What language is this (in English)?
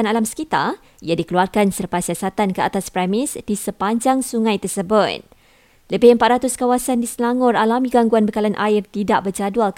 Malay